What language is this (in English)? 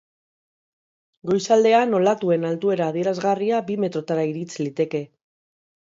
Basque